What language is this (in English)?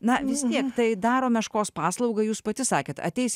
Lithuanian